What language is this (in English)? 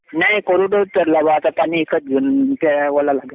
Marathi